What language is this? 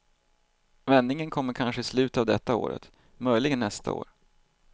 Swedish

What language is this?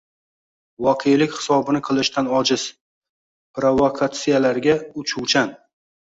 Uzbek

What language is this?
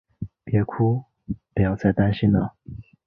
Chinese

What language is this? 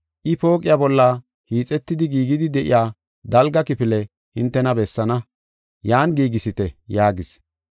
Gofa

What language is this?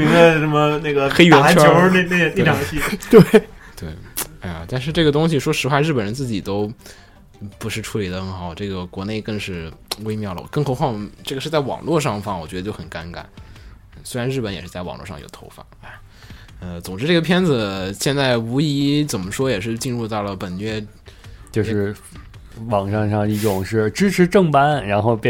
Chinese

